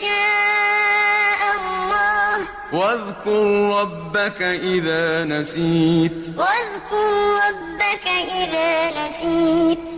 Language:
Arabic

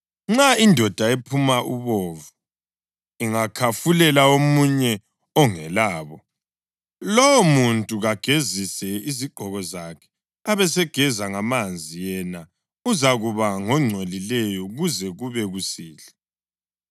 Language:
North Ndebele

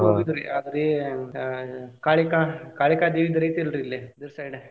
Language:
Kannada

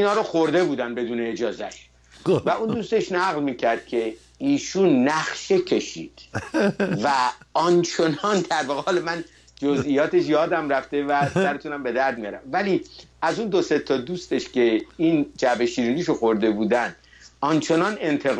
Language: Persian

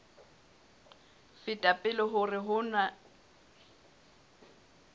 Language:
Southern Sotho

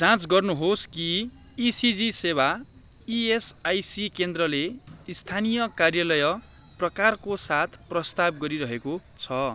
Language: Nepali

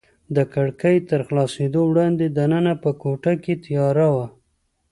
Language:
Pashto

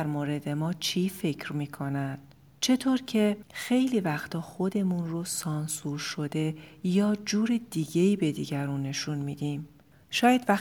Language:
Persian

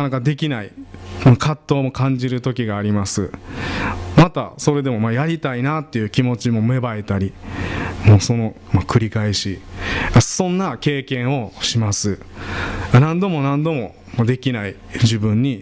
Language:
Japanese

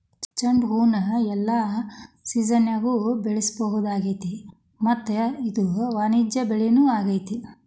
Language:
Kannada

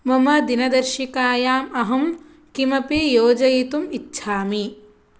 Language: Sanskrit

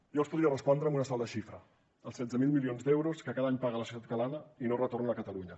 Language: Catalan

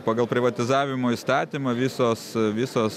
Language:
Lithuanian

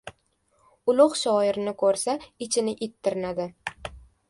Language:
Uzbek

